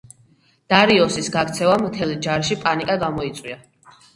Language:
Georgian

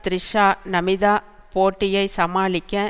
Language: Tamil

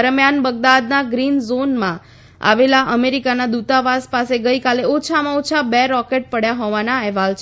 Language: Gujarati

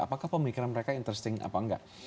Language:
Indonesian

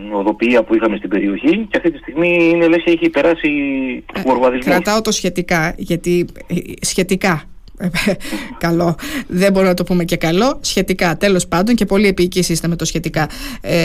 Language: Greek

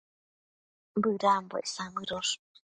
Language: Matsés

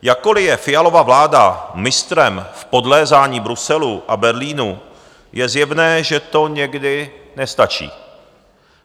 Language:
Czech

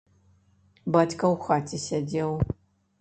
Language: Belarusian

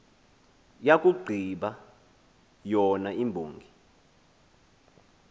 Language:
Xhosa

